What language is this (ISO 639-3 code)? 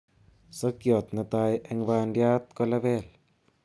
kln